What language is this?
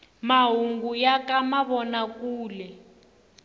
Tsonga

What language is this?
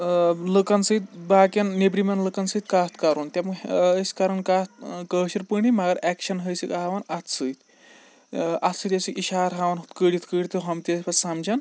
Kashmiri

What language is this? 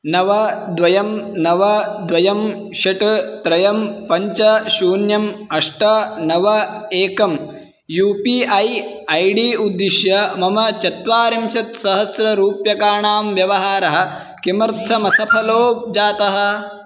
Sanskrit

